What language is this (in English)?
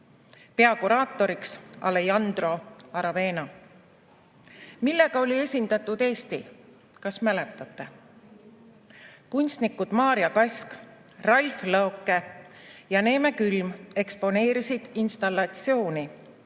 Estonian